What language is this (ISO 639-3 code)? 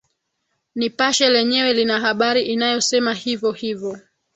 swa